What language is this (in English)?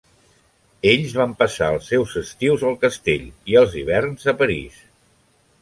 Catalan